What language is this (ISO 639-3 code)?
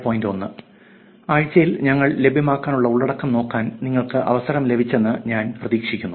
mal